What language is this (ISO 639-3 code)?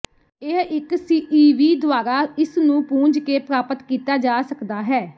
pan